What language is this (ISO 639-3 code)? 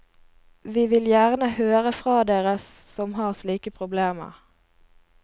nor